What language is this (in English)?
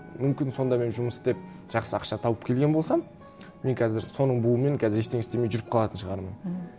Kazakh